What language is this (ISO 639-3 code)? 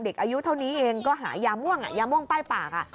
tha